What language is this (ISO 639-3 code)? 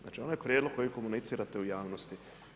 hrv